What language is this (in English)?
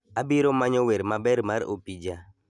Luo (Kenya and Tanzania)